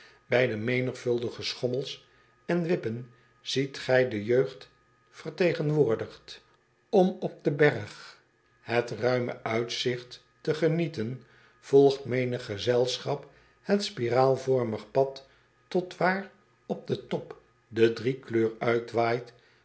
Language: Dutch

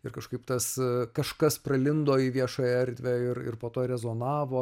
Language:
Lithuanian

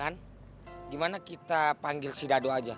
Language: Indonesian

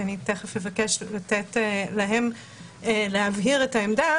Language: Hebrew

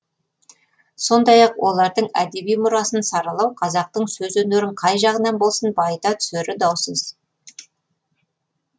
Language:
Kazakh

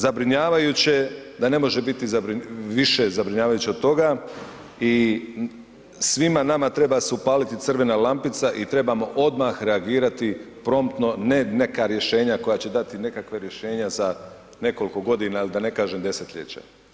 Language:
Croatian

